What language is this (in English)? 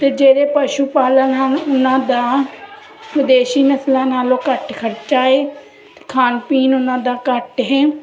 Punjabi